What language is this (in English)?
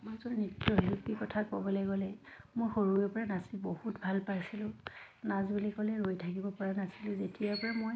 Assamese